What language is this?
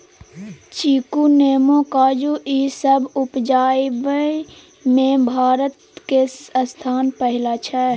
Maithili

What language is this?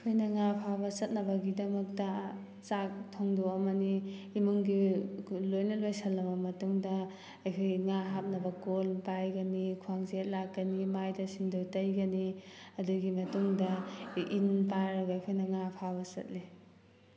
Manipuri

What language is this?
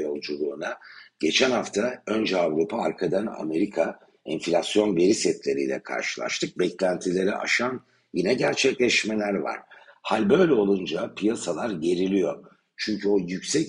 Turkish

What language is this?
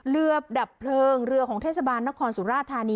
Thai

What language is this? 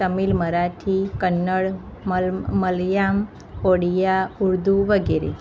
Gujarati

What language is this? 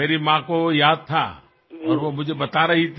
Assamese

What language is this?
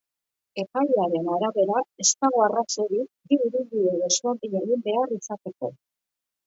Basque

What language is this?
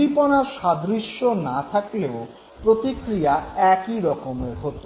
Bangla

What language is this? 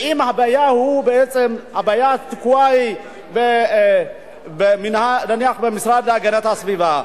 Hebrew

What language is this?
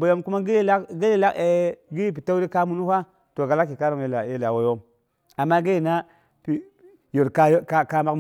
Boghom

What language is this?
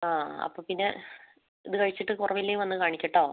Malayalam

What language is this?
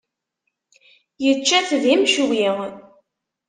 Kabyle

